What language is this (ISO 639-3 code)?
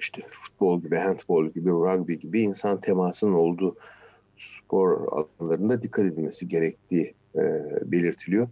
tur